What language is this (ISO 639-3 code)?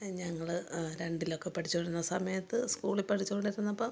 mal